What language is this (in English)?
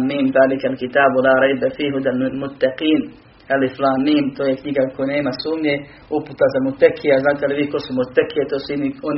Croatian